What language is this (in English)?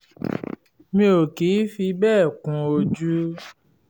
Yoruba